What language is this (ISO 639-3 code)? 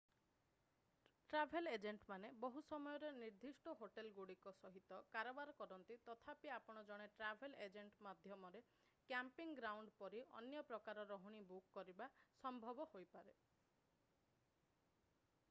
ori